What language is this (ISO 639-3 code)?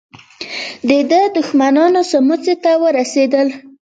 pus